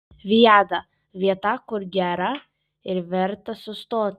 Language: Lithuanian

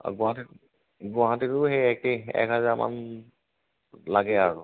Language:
Assamese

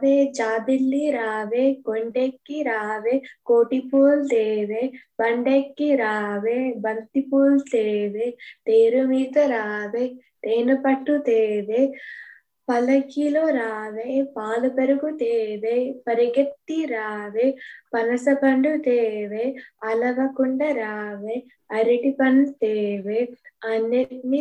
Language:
Telugu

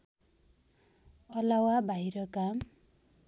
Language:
Nepali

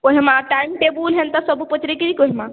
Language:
Odia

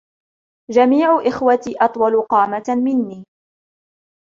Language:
Arabic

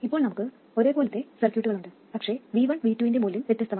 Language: Malayalam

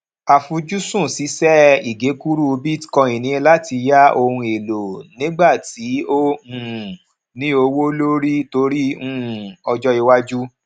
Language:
Yoruba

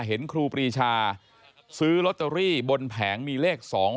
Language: Thai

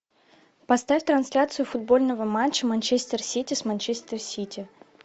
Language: Russian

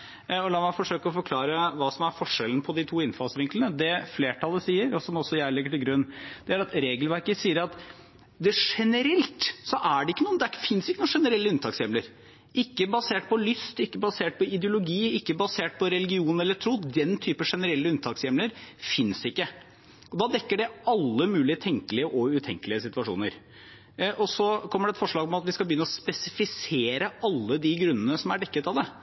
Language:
Norwegian Bokmål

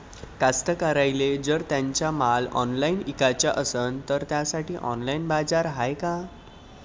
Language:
Marathi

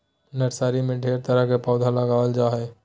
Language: Magahi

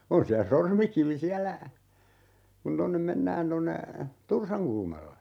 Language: Finnish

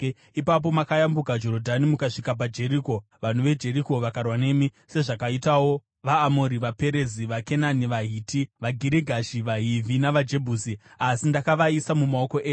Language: Shona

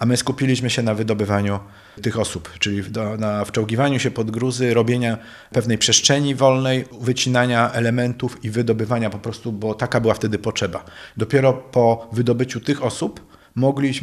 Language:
Polish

